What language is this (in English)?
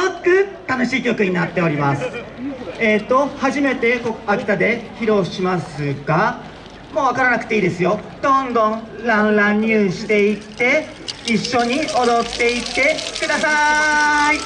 Japanese